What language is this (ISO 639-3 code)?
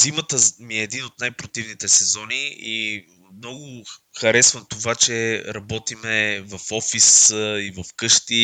bul